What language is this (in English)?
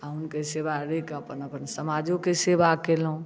Maithili